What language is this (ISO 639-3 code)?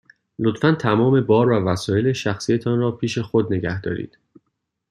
fas